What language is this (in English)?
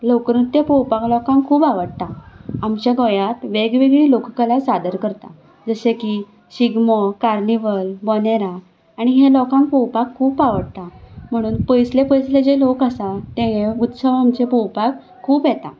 Konkani